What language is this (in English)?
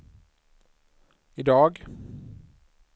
Swedish